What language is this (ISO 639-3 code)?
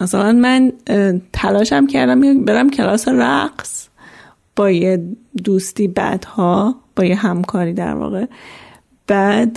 fas